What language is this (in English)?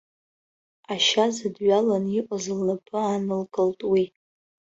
Abkhazian